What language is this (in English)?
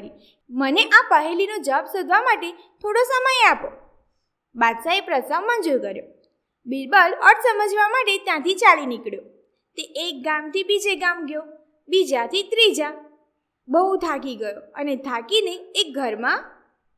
Gujarati